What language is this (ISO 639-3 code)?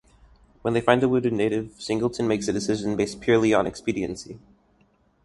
eng